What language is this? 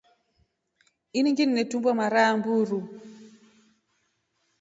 Rombo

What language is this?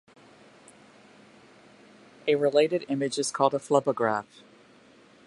English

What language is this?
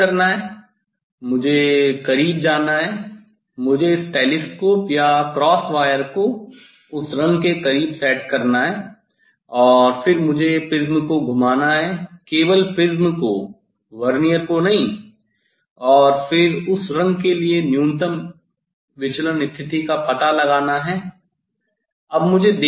Hindi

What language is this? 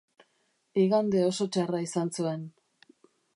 Basque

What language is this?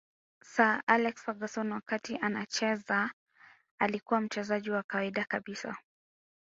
Swahili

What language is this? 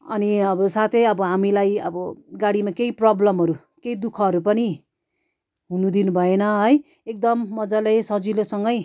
Nepali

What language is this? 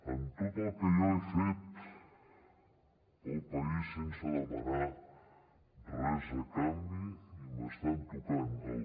Catalan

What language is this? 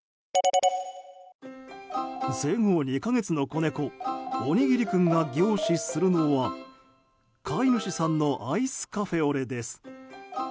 Japanese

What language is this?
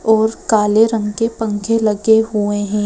Hindi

